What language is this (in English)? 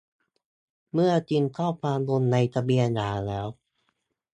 Thai